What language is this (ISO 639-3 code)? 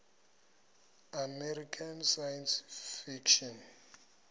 ven